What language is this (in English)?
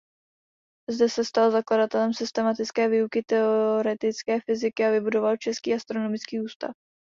Czech